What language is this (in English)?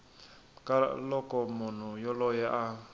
Tsonga